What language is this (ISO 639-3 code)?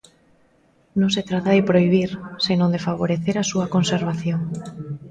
glg